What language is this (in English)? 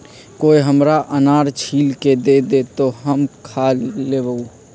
Magahi